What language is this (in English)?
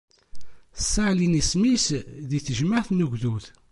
Kabyle